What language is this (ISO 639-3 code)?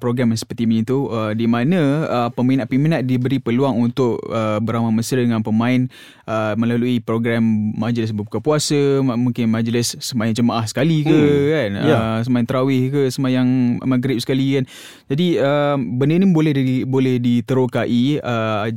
msa